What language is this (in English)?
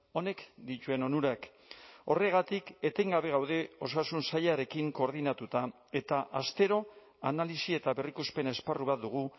Basque